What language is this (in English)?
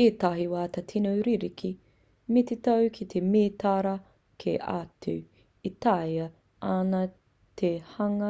Māori